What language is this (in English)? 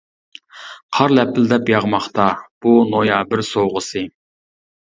Uyghur